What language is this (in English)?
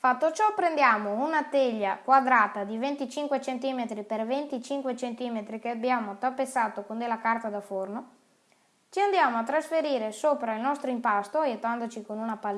Italian